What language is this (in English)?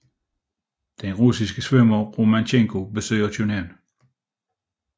Danish